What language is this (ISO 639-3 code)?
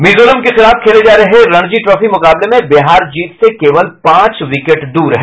hin